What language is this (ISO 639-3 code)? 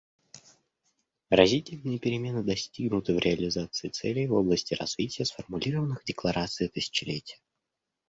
rus